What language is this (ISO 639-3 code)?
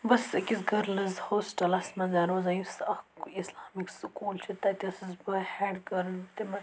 kas